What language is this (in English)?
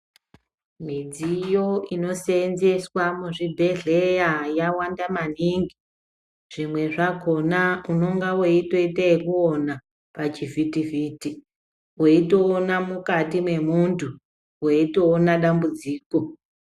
Ndau